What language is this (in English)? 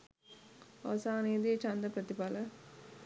Sinhala